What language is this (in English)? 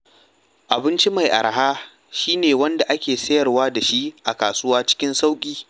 Hausa